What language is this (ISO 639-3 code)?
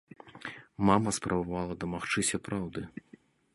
bel